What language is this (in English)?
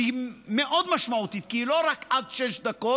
Hebrew